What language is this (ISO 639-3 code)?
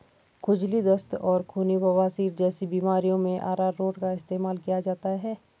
hin